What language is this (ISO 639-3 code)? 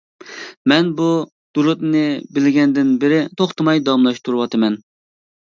uig